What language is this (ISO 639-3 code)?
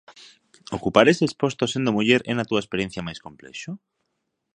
glg